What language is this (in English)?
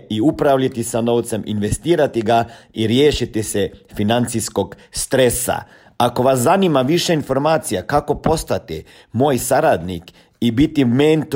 Croatian